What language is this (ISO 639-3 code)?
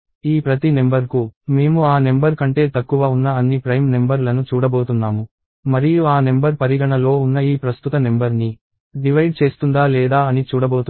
tel